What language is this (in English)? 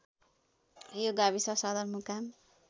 Nepali